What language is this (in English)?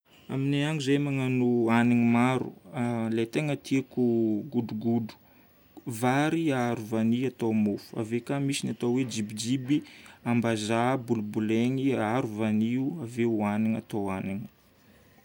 Northern Betsimisaraka Malagasy